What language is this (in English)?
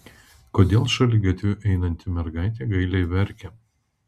Lithuanian